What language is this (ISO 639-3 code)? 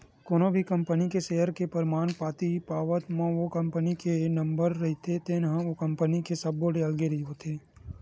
hne